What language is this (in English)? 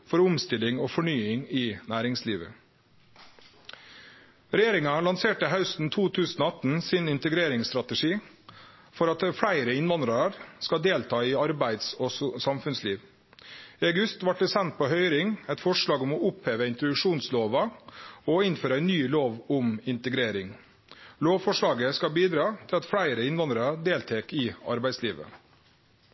Norwegian Nynorsk